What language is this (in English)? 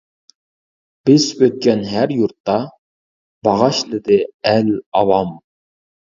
Uyghur